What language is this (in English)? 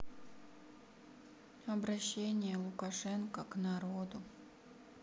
Russian